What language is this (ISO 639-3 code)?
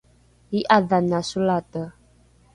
dru